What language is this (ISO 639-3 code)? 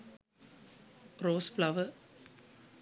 sin